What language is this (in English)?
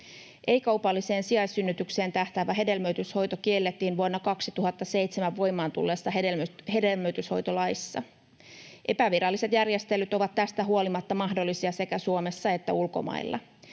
Finnish